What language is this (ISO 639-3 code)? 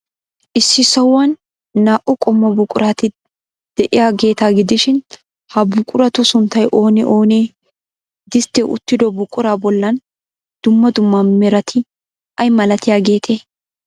wal